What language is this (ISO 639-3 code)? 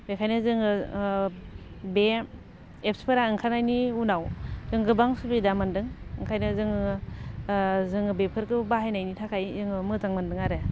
brx